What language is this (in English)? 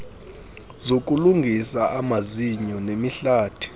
Xhosa